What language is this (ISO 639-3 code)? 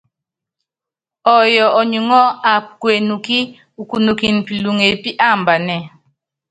yav